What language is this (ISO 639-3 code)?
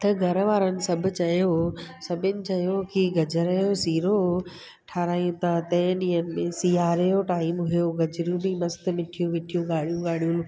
snd